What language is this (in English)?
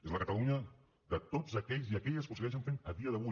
Catalan